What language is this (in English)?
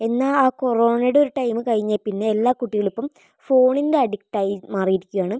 Malayalam